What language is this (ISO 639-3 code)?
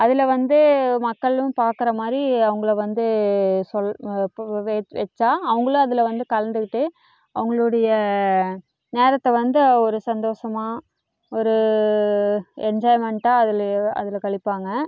tam